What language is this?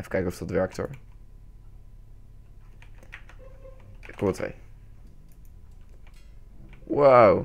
Dutch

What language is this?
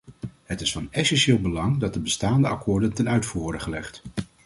Dutch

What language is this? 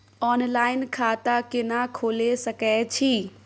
Maithili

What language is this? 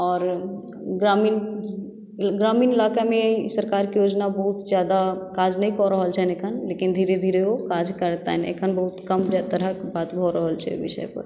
Maithili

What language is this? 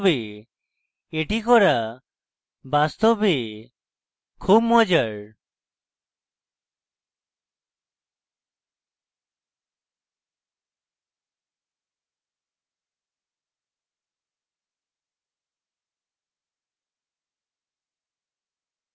Bangla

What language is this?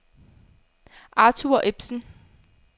Danish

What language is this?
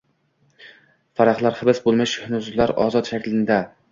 Uzbek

